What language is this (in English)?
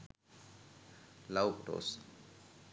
Sinhala